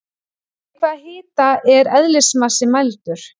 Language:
Icelandic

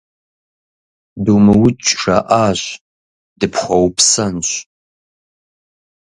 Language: Kabardian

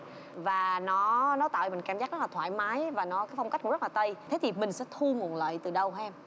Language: Vietnamese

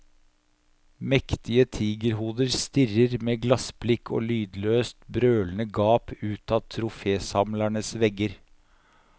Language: Norwegian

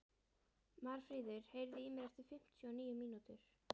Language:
Icelandic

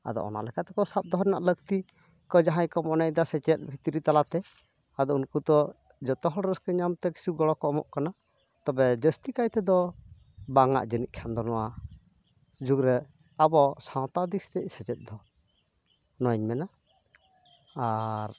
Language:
Santali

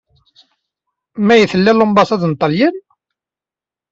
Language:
Kabyle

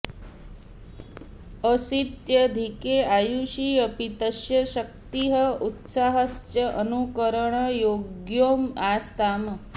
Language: Sanskrit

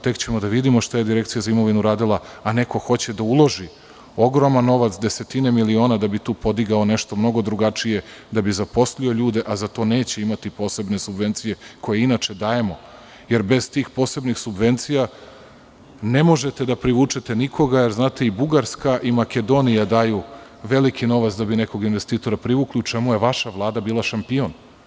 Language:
Serbian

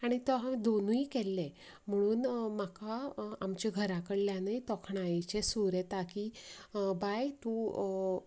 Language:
Konkani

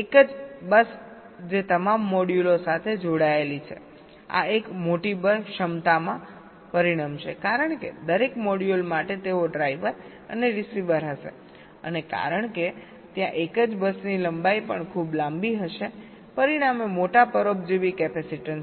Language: Gujarati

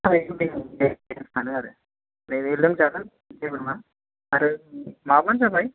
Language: Bodo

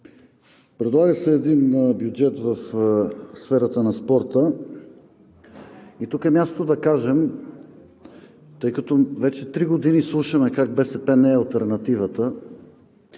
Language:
Bulgarian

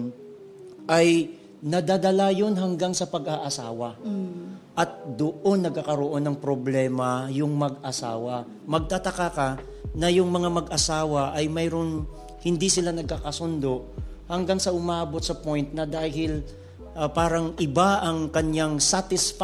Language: Filipino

